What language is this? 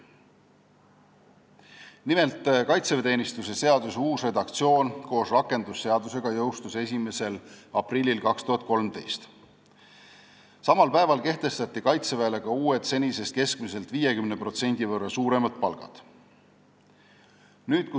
Estonian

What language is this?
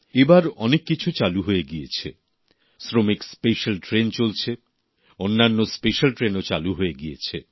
Bangla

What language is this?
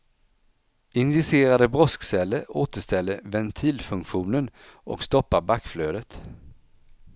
Swedish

